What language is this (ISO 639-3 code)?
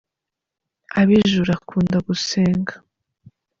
kin